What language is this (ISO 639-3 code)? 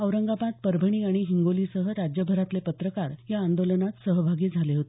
mar